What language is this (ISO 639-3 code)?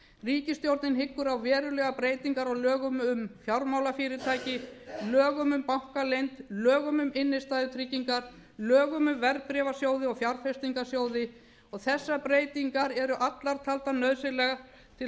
isl